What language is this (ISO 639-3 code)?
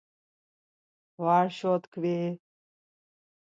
lzz